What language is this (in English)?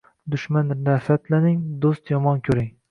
Uzbek